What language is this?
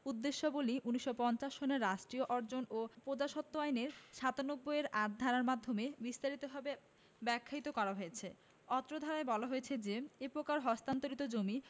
Bangla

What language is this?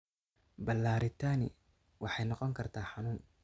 Somali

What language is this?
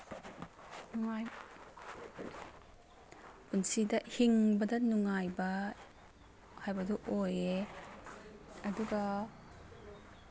Manipuri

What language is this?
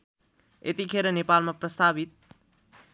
Nepali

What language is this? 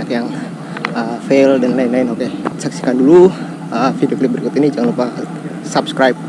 Indonesian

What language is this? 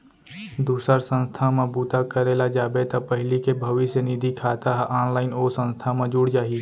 Chhattisgarhi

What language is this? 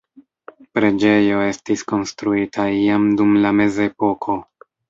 Esperanto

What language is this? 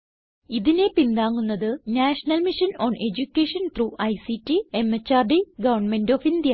Malayalam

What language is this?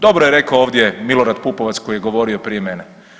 Croatian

